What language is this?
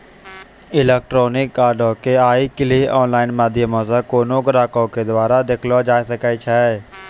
Maithili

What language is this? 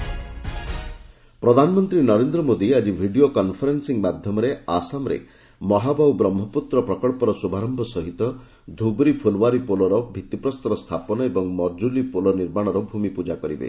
Odia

